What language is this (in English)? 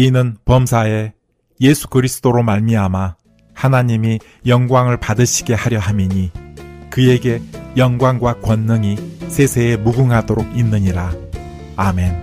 Korean